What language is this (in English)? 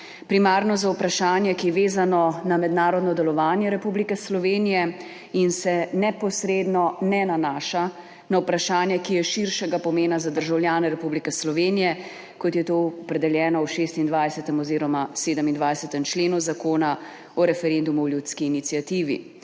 Slovenian